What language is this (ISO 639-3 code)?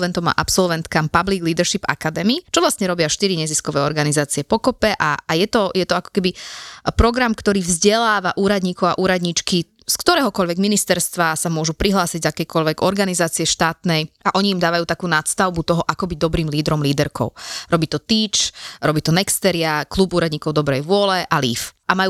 slk